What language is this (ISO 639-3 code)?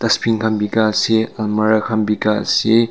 nag